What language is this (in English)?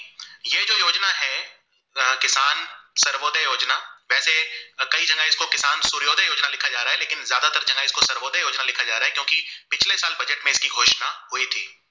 Gujarati